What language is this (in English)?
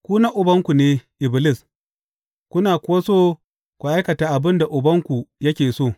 Hausa